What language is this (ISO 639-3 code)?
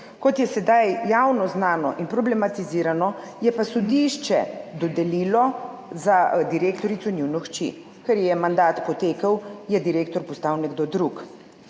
slv